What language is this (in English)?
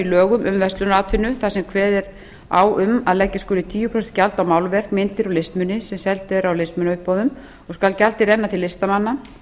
Icelandic